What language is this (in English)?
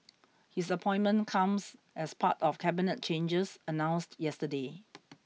English